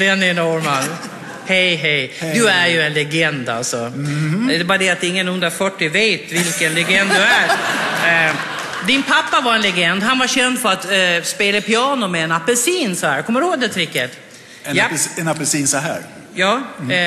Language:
Swedish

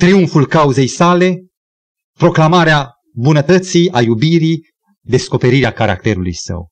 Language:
Romanian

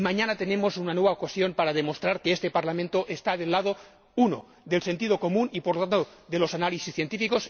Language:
Spanish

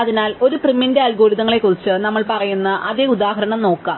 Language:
Malayalam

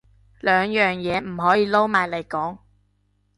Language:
Cantonese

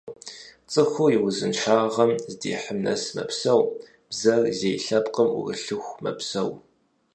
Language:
Kabardian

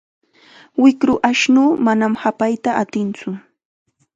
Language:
Chiquián Ancash Quechua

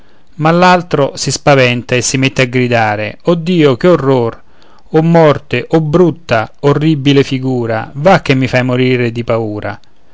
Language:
Italian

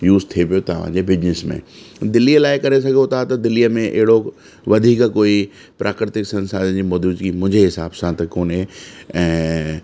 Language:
Sindhi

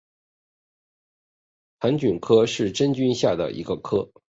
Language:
Chinese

